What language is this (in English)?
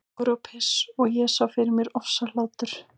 Icelandic